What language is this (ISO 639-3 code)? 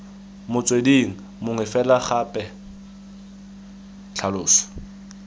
tsn